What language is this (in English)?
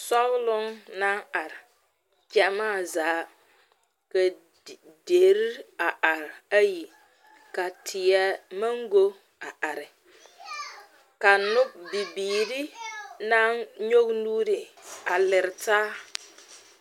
Southern Dagaare